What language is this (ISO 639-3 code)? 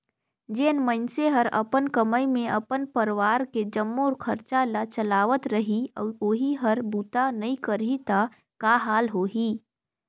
hne